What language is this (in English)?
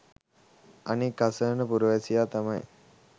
Sinhala